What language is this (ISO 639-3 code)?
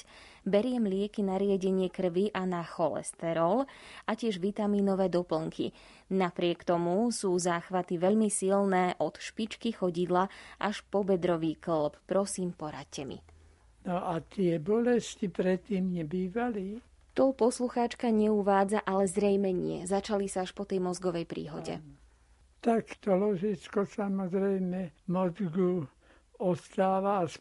slk